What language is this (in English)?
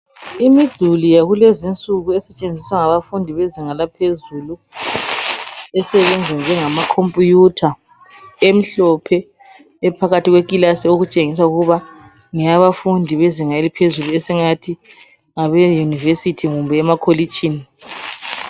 North Ndebele